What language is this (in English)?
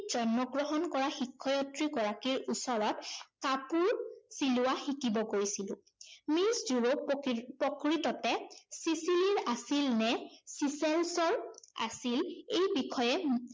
Assamese